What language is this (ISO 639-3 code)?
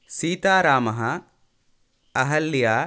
san